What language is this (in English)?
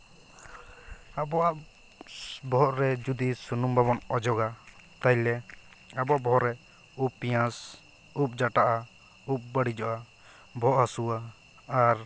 Santali